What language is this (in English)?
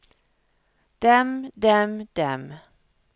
Norwegian